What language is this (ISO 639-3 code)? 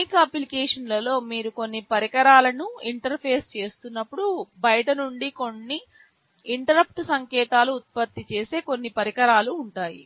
tel